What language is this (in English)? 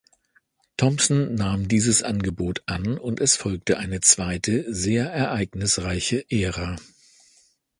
German